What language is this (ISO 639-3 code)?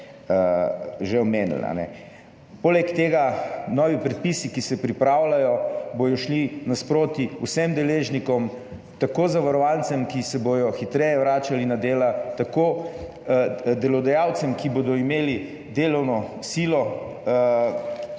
slv